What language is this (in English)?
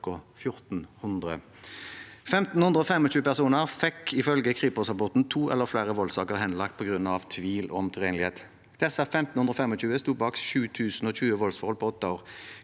Norwegian